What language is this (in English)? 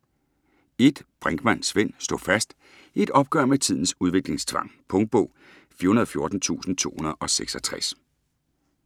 Danish